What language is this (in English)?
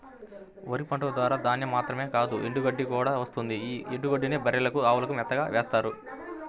Telugu